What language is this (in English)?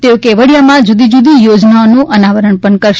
Gujarati